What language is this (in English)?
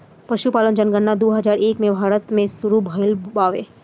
Bhojpuri